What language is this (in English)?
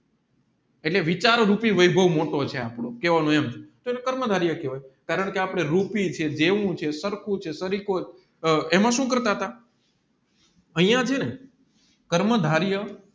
Gujarati